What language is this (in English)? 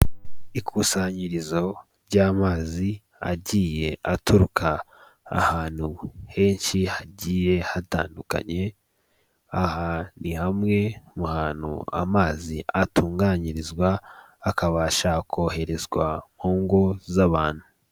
Kinyarwanda